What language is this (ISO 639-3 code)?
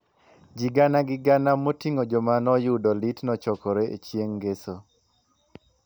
luo